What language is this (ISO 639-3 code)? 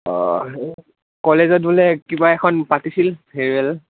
asm